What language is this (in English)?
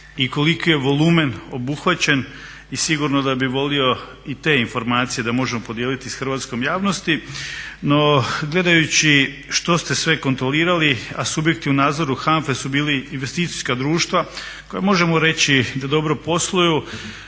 Croatian